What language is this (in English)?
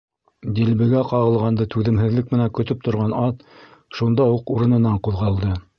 Bashkir